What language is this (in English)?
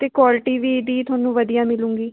Punjabi